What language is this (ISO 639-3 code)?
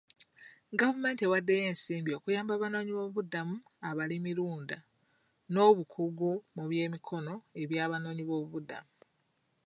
lug